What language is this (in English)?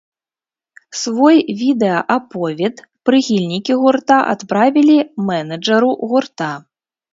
Belarusian